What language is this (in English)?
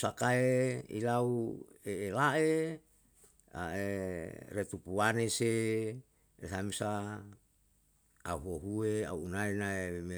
Yalahatan